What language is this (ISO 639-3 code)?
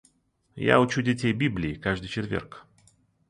rus